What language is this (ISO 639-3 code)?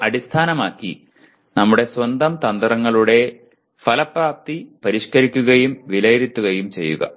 mal